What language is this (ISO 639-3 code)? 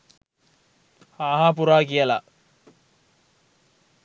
sin